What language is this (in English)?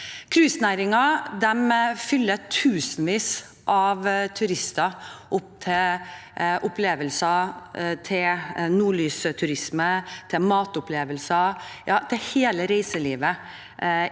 Norwegian